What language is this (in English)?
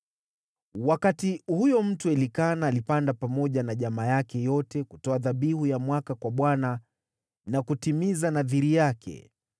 Swahili